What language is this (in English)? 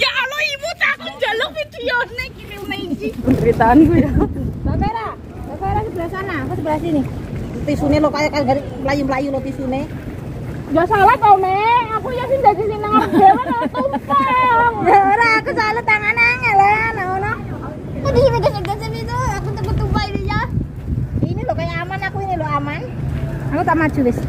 Indonesian